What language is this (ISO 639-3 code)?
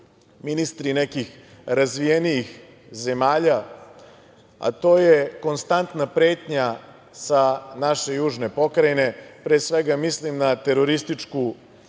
srp